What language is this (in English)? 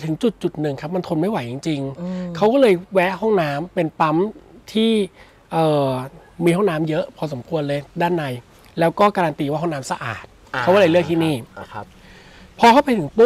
Thai